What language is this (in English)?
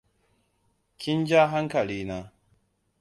Hausa